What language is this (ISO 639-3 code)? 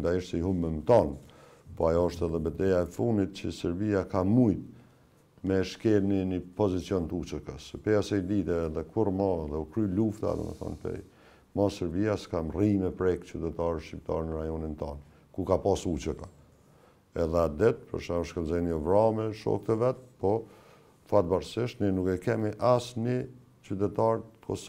ron